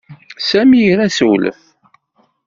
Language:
Kabyle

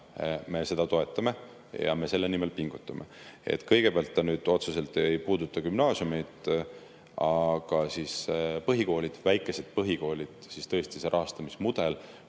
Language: Estonian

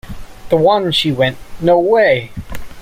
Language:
English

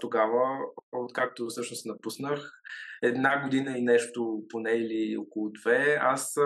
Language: Bulgarian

